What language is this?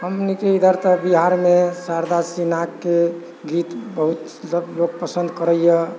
Maithili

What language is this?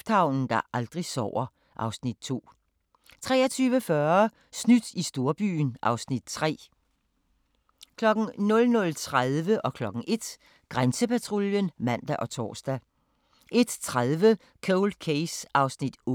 Danish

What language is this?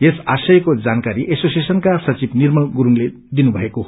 Nepali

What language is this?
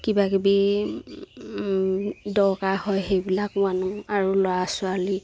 Assamese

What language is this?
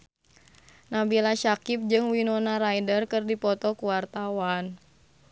Sundanese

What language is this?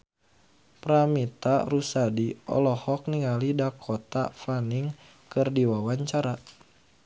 Sundanese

